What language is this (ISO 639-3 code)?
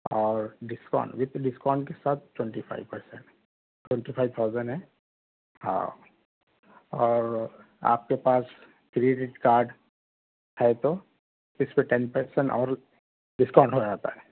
urd